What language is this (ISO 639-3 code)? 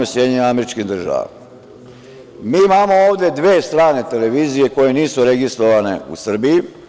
srp